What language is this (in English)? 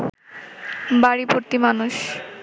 Bangla